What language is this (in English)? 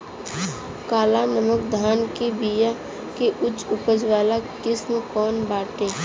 Bhojpuri